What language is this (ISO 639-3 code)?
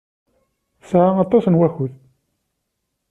kab